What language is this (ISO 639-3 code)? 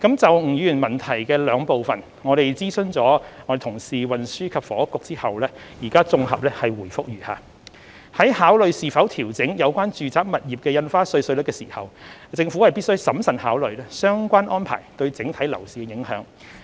yue